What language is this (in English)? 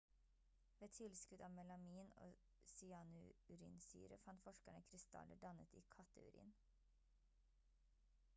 Norwegian Bokmål